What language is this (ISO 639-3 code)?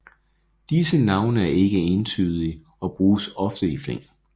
dan